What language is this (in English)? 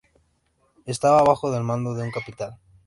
Spanish